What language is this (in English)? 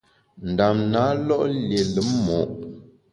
Bamun